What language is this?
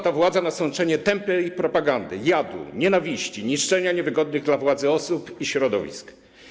Polish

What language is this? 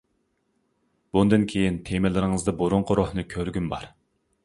Uyghur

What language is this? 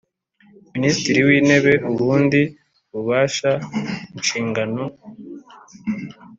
Kinyarwanda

